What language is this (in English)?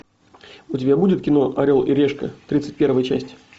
Russian